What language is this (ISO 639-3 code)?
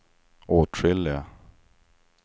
swe